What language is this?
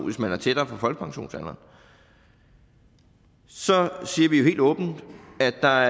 Danish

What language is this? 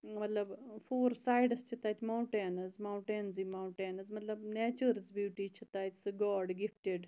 Kashmiri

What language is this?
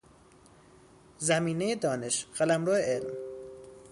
Persian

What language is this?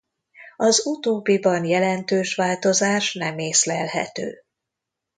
Hungarian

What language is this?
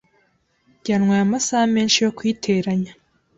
Kinyarwanda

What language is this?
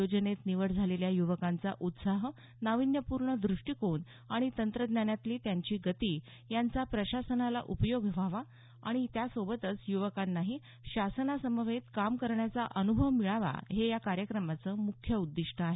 Marathi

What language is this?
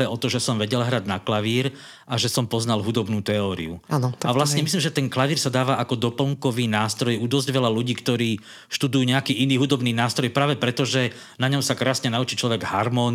Slovak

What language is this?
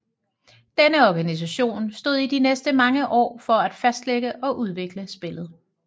Danish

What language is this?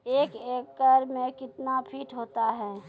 Maithili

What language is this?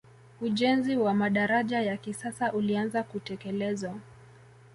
Swahili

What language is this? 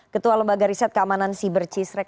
Indonesian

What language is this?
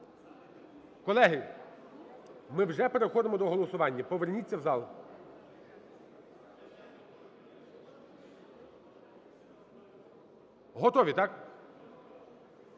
Ukrainian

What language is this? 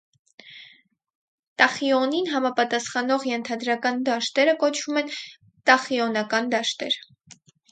Armenian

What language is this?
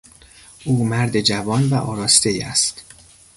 Persian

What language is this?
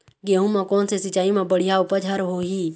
Chhattisgarhi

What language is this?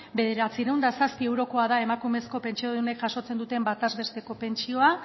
Basque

